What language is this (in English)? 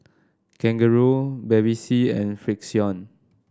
English